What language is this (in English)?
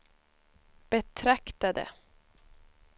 Swedish